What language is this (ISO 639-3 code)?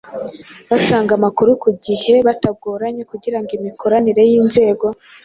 kin